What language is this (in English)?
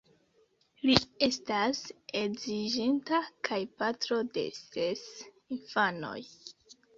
Esperanto